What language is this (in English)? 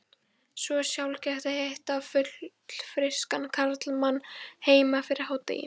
Icelandic